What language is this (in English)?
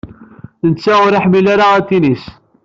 Kabyle